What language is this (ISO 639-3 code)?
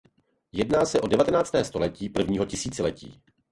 ces